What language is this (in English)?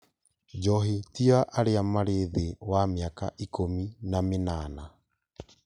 Kikuyu